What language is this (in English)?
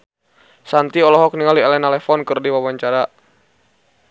Sundanese